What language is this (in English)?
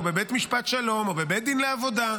Hebrew